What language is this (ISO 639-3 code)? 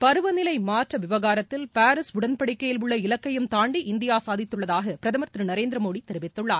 tam